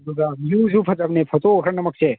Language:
Manipuri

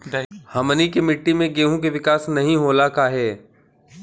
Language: Bhojpuri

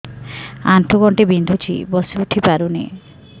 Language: Odia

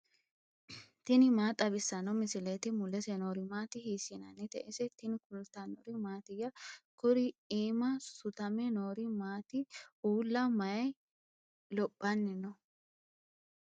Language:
Sidamo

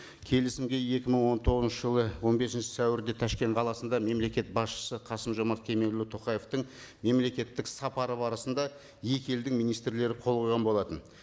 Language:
Kazakh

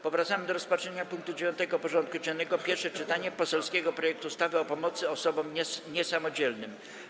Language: Polish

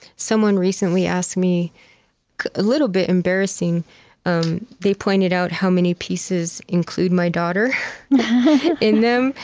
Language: English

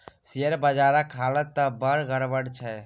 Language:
Maithili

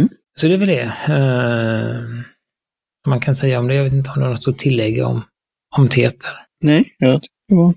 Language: Swedish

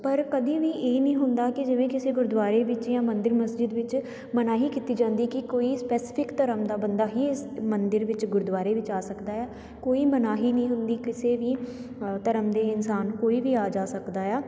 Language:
Punjabi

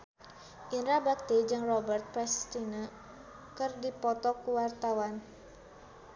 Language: Sundanese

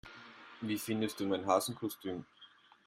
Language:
German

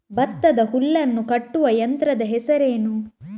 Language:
Kannada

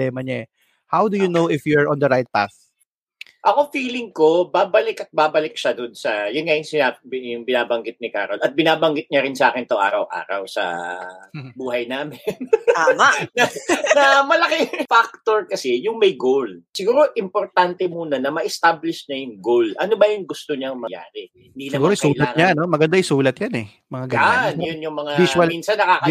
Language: Filipino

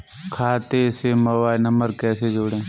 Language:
Hindi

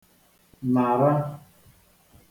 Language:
Igbo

